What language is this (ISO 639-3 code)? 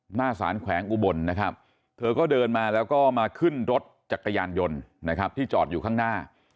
tha